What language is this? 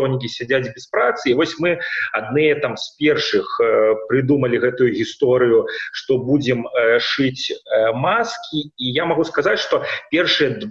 Russian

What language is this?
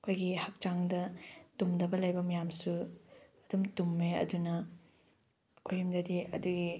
Manipuri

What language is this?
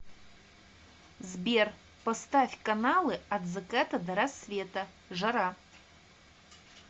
Russian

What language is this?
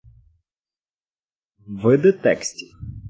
Ukrainian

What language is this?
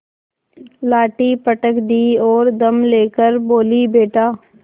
Hindi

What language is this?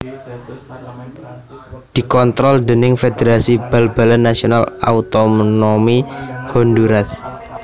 Javanese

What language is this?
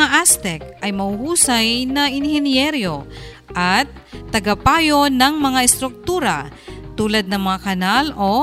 Filipino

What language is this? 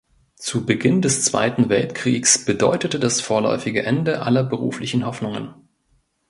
German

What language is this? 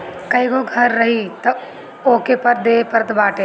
Bhojpuri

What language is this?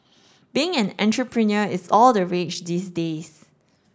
English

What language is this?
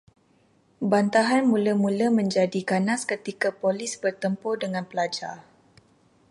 Malay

